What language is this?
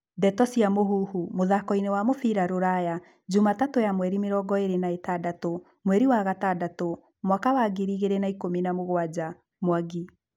Kikuyu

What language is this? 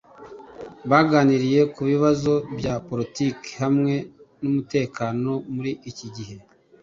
Kinyarwanda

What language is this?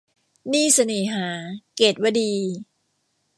Thai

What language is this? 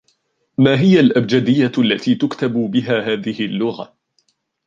Arabic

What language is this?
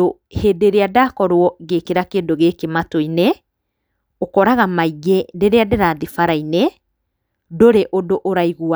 Kikuyu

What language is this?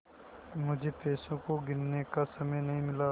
Hindi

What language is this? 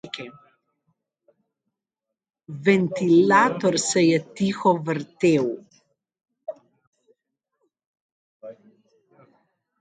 Slovenian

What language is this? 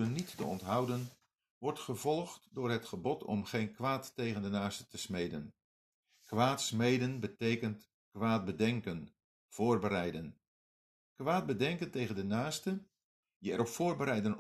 Dutch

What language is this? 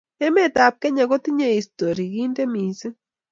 Kalenjin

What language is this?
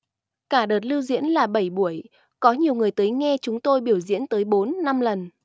Vietnamese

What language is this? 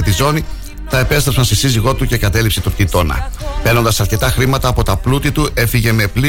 Greek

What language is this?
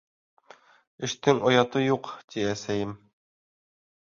Bashkir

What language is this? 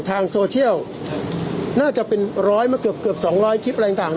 Thai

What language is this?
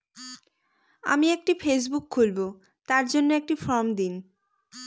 Bangla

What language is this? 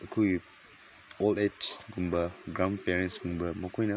Manipuri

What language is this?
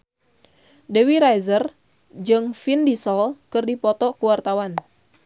Sundanese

